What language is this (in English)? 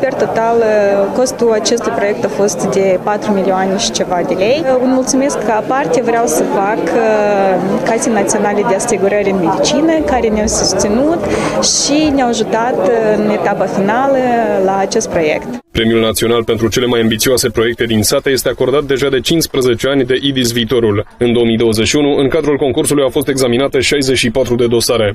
Romanian